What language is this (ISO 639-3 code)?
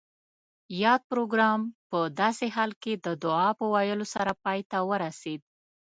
pus